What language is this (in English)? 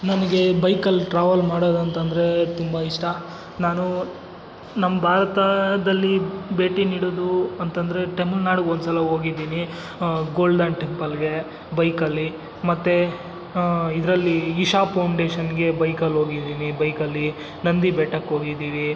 Kannada